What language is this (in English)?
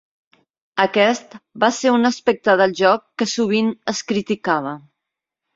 Catalan